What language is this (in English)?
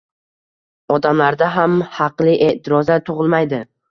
Uzbek